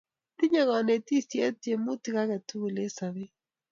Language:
Kalenjin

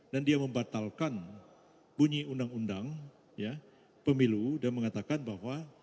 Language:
Indonesian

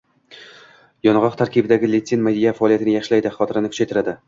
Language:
Uzbek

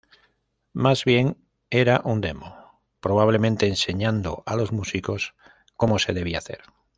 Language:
Spanish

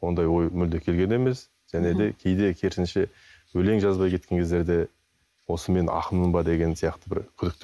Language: Turkish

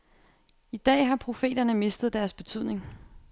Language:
Danish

